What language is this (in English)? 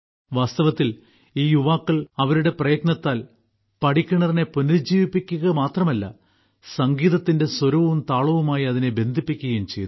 Malayalam